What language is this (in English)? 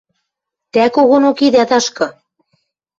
Western Mari